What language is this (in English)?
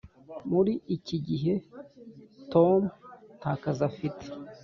Kinyarwanda